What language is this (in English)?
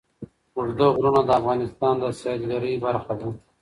Pashto